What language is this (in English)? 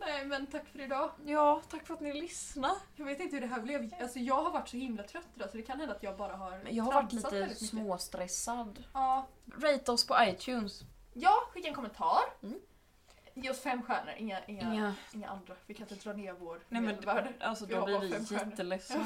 Swedish